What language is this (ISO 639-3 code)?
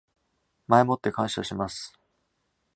jpn